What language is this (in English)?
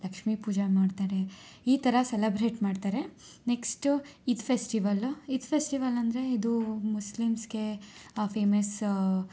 Kannada